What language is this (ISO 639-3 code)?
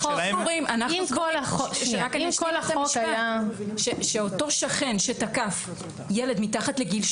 heb